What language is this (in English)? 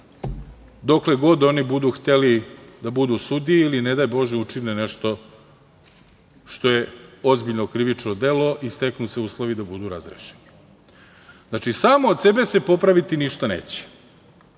Serbian